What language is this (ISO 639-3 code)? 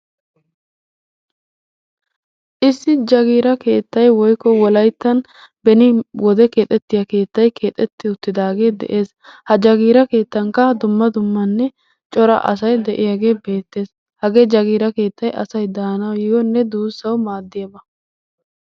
wal